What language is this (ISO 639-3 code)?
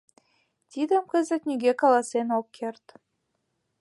chm